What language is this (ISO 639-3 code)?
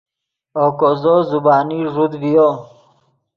ydg